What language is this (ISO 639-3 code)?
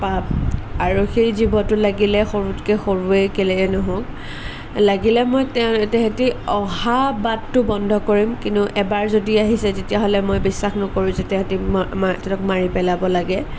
asm